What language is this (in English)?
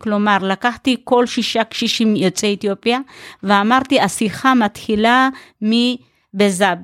Hebrew